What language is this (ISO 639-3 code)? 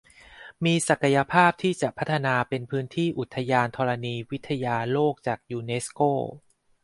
tha